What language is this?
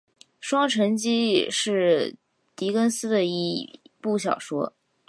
Chinese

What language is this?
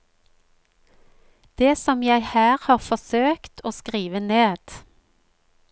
Norwegian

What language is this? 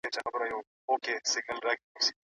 Pashto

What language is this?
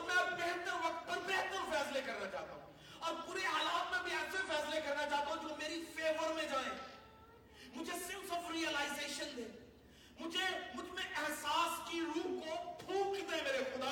Urdu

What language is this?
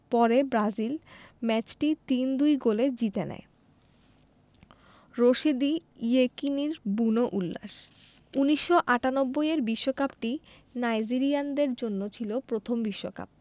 Bangla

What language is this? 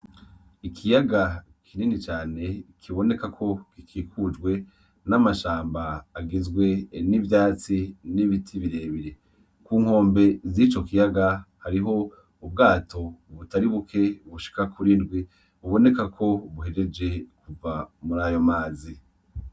Rundi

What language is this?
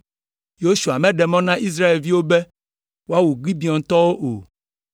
Ewe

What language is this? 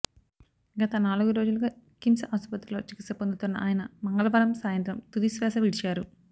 Telugu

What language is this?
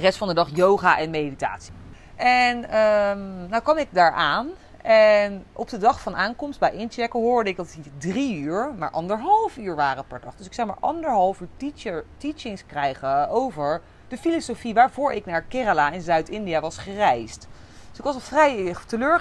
Dutch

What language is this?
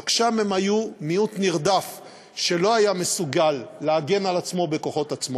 Hebrew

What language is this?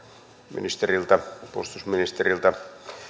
Finnish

